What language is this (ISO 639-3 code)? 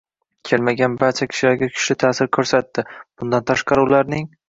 uzb